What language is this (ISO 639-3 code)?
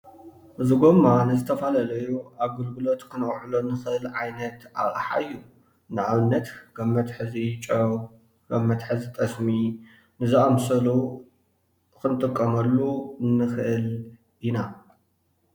tir